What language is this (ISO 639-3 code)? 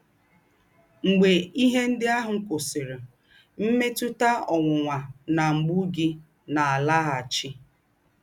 ibo